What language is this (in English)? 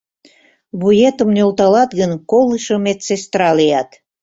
Mari